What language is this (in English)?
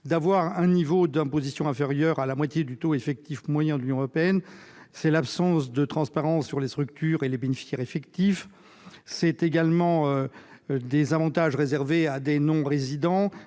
French